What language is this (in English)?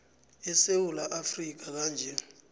South Ndebele